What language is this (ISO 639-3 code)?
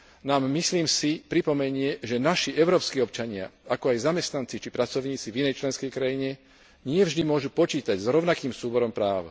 slk